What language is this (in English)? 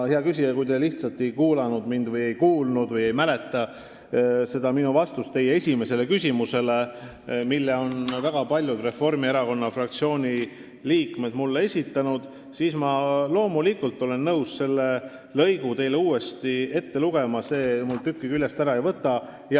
Estonian